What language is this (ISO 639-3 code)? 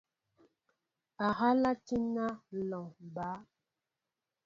mbo